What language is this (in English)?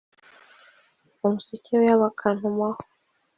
Kinyarwanda